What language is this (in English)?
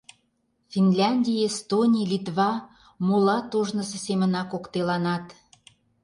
Mari